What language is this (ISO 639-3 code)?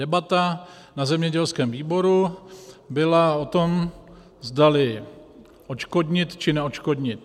ces